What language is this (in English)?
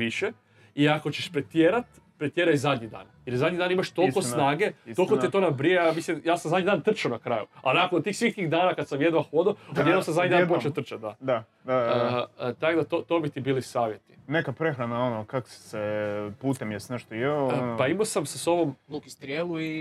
Croatian